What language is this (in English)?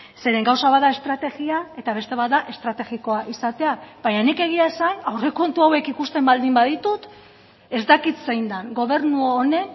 Basque